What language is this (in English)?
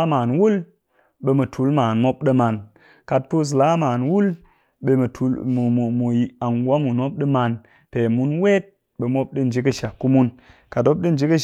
Cakfem-Mushere